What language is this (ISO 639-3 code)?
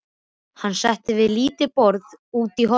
isl